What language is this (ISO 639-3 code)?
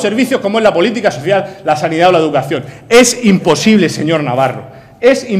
spa